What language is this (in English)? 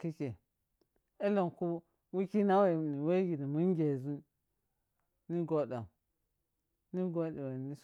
Piya-Kwonci